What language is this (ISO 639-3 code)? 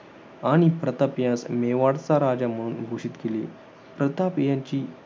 mar